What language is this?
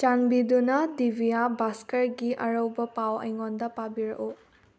Manipuri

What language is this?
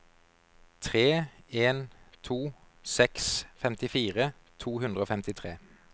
Norwegian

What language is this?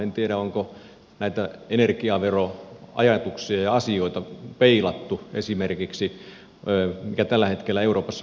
Finnish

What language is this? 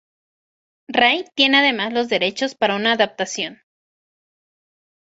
Spanish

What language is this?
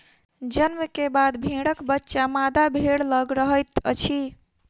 Maithili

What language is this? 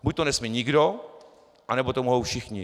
Czech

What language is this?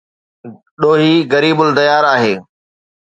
Sindhi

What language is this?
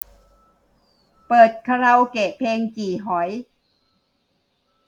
Thai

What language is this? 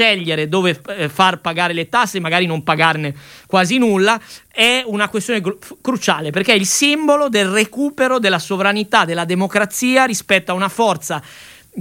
Italian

